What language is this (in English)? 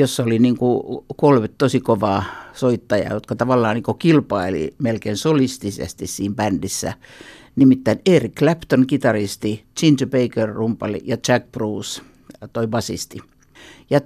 Finnish